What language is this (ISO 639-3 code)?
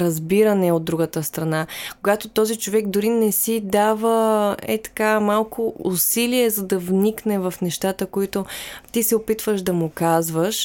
bul